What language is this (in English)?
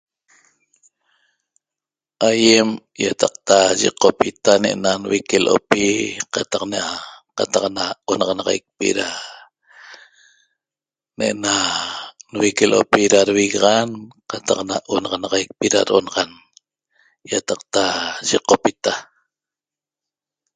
Toba